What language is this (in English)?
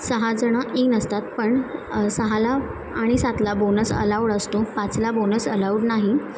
Marathi